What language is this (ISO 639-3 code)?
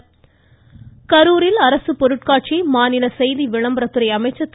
tam